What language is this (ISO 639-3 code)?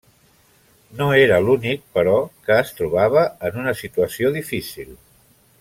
cat